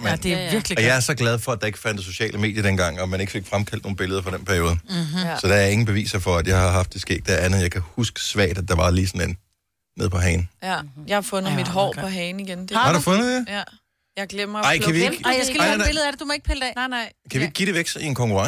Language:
Danish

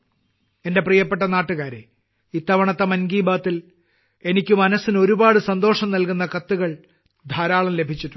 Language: Malayalam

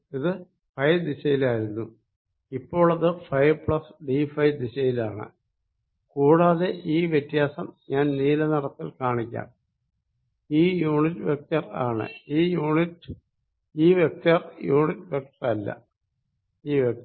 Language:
Malayalam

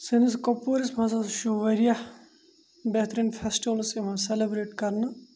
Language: Kashmiri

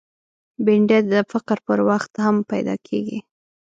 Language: Pashto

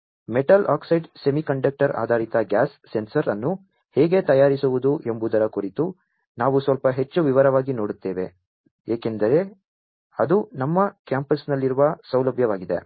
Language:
Kannada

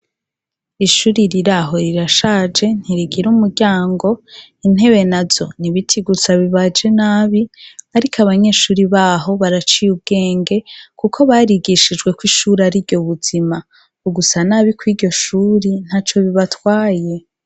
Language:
Rundi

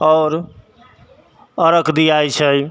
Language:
Maithili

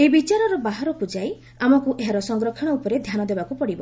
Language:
Odia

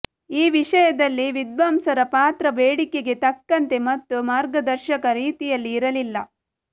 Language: Kannada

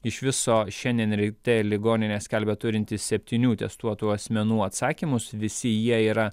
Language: Lithuanian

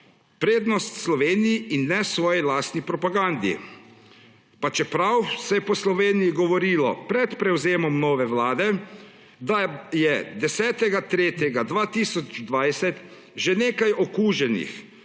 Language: Slovenian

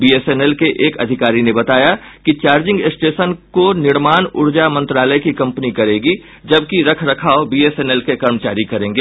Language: Hindi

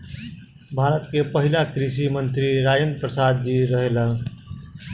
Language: Bhojpuri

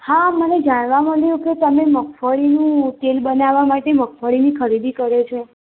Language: Gujarati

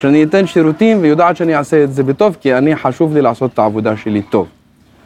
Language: Hebrew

